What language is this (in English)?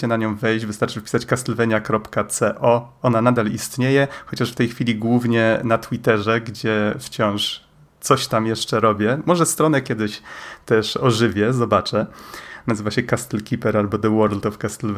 Polish